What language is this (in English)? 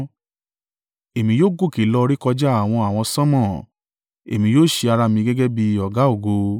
Yoruba